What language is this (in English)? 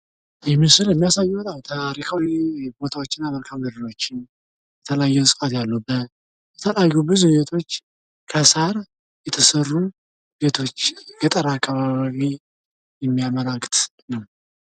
Amharic